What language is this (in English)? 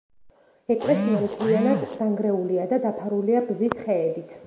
Georgian